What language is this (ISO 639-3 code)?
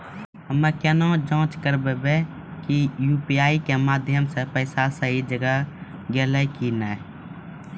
mai